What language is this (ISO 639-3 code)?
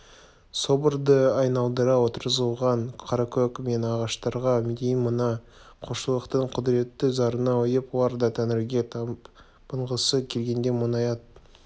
kaz